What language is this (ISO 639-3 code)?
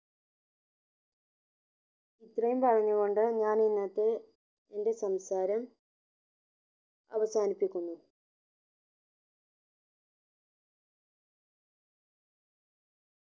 mal